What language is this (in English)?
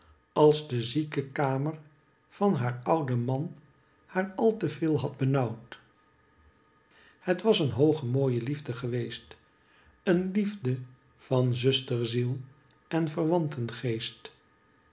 Dutch